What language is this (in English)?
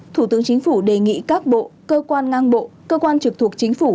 Vietnamese